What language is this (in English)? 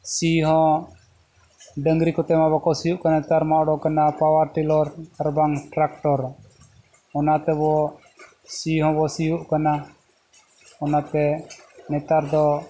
Santali